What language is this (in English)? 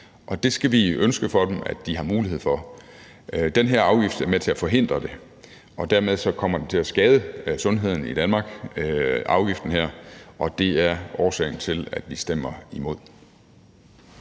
Danish